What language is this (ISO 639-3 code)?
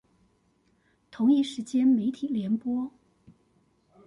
zho